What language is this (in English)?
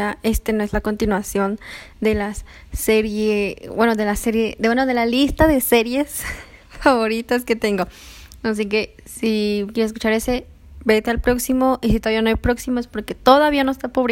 Spanish